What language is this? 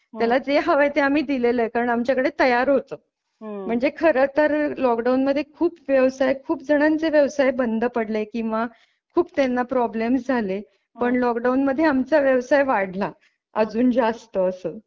Marathi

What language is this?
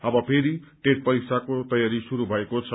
Nepali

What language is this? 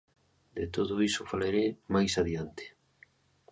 Galician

